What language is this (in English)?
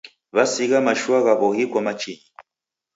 Taita